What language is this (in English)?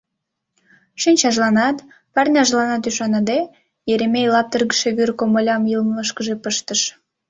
Mari